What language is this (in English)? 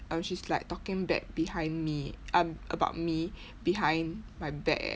English